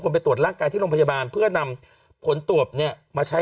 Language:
Thai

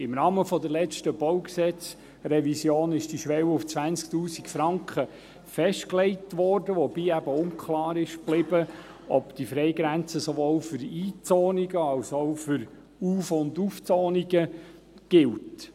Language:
Swiss German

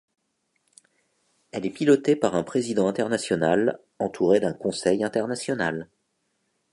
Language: French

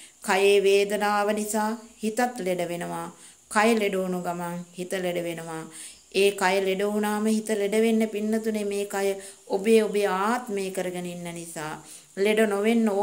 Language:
Romanian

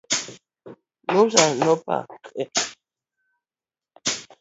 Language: Luo (Kenya and Tanzania)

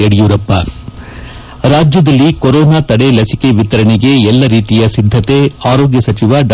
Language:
Kannada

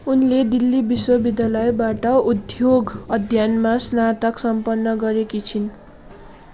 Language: Nepali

